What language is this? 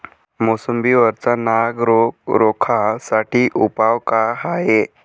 Marathi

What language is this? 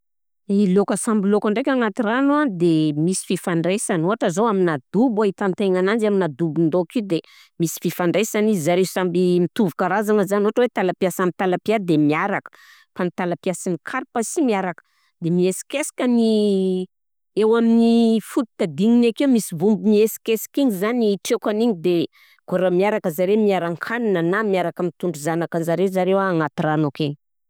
Southern Betsimisaraka Malagasy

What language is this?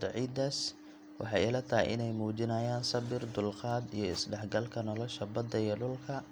Somali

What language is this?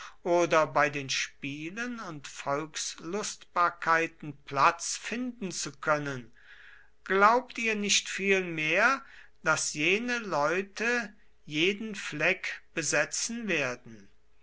German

